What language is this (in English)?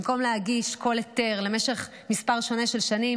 Hebrew